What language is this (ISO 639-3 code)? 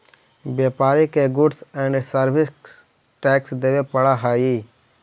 mag